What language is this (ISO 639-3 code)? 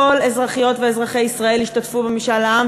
heb